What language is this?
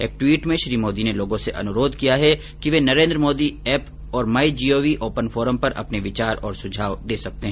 Hindi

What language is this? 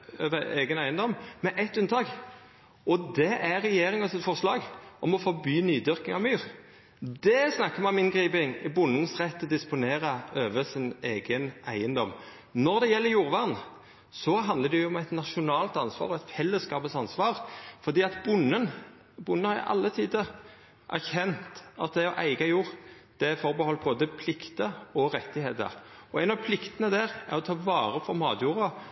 Norwegian Nynorsk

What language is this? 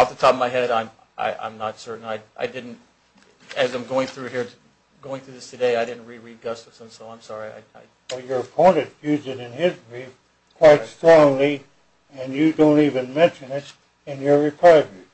English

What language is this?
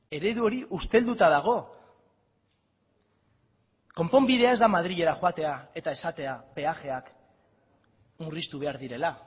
Basque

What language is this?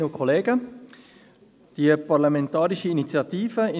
Swiss German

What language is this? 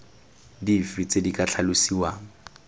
Tswana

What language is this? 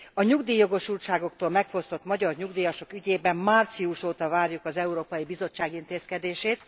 Hungarian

